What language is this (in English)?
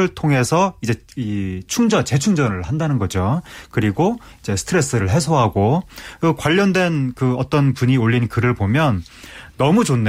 Korean